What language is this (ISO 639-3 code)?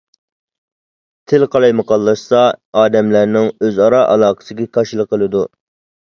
uig